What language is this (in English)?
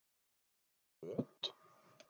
Icelandic